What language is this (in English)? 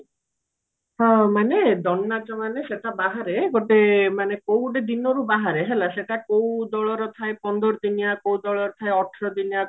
Odia